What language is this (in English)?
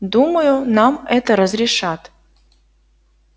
Russian